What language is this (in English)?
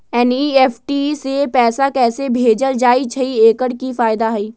Magahi